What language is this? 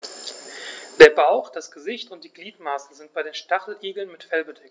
German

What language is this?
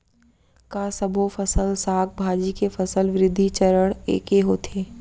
Chhattisgarhi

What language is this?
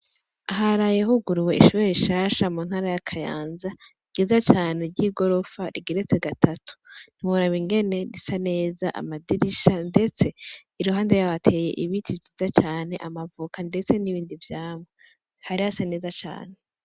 Rundi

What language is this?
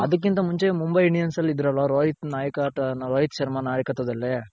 Kannada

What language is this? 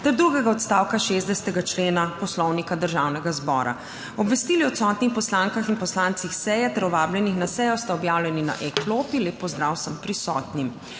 Slovenian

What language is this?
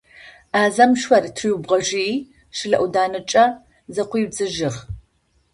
Adyghe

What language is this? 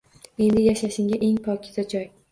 Uzbek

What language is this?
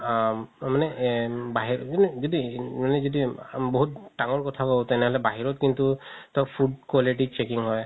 Assamese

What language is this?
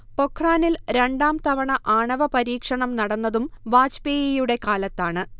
Malayalam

